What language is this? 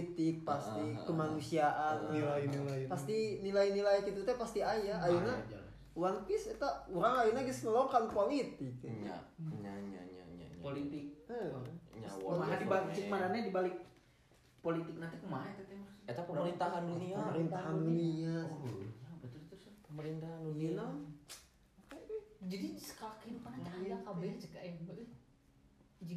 Indonesian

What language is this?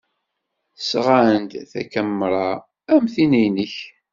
Kabyle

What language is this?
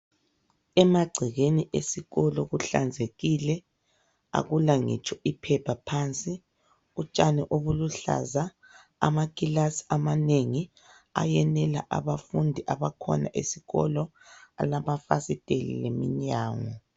North Ndebele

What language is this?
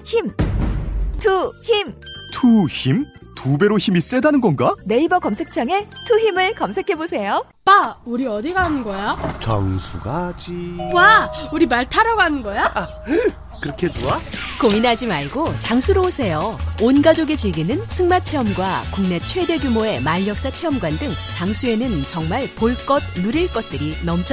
Korean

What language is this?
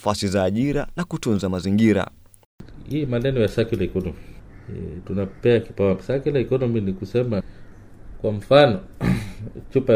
Swahili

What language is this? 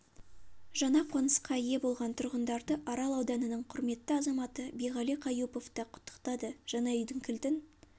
Kazakh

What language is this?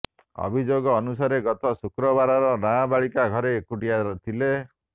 Odia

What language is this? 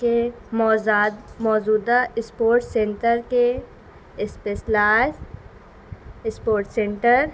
Urdu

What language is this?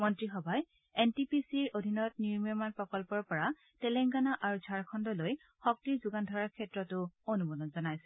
Assamese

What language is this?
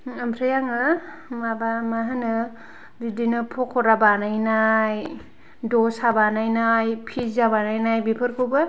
Bodo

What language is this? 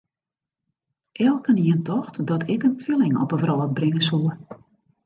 Western Frisian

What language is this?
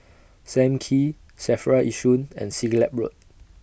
English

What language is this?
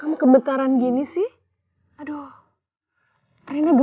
Indonesian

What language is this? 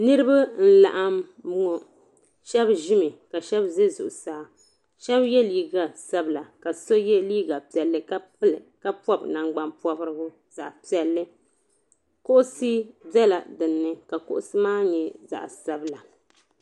Dagbani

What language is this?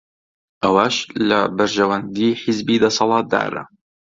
Central Kurdish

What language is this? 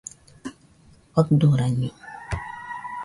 Nüpode Huitoto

